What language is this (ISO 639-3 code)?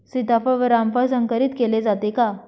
mar